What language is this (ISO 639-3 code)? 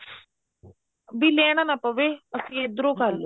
pan